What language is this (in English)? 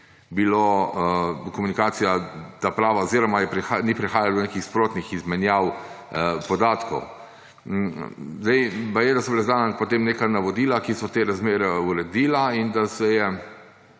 Slovenian